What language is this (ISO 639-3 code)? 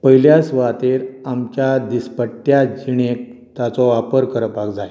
kok